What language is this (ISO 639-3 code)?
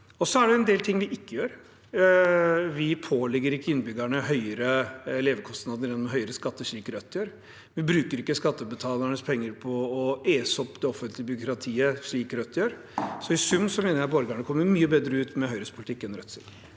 nor